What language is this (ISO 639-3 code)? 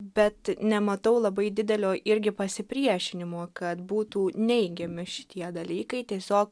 lit